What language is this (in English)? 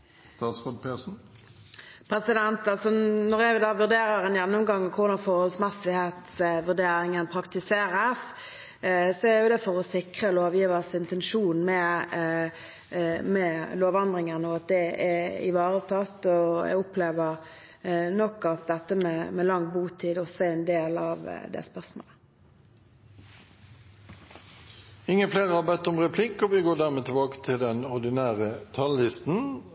Norwegian Bokmål